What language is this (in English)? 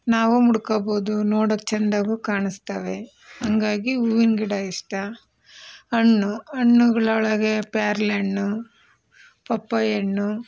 Kannada